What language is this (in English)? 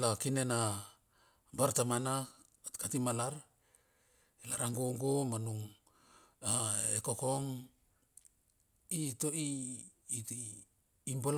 Bilur